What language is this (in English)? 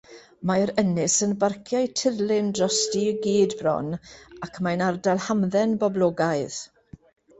Welsh